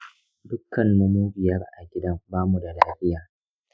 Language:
Hausa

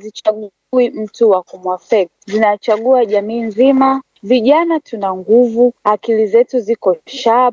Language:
Swahili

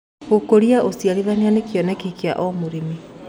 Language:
Kikuyu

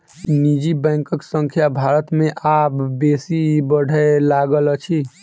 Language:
Maithili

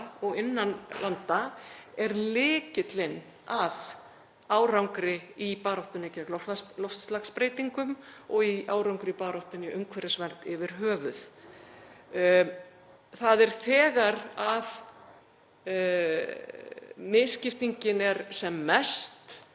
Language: Icelandic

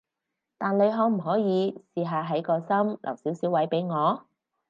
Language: Cantonese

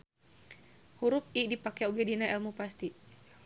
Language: Sundanese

